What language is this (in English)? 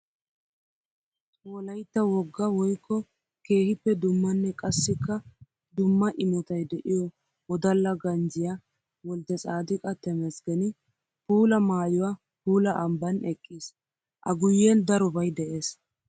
Wolaytta